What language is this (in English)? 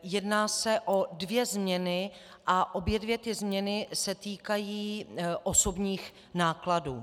Czech